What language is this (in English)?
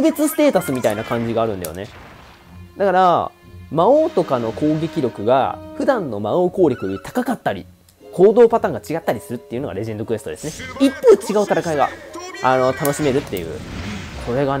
Japanese